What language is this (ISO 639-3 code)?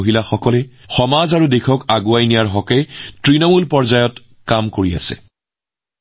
asm